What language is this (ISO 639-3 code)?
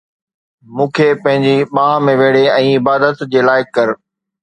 snd